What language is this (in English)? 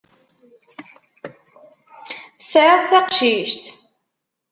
Kabyle